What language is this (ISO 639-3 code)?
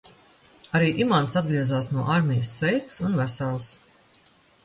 lav